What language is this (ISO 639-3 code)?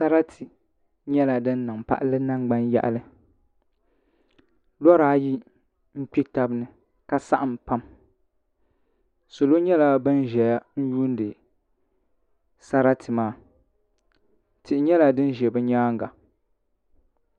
dag